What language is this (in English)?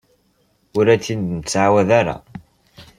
Kabyle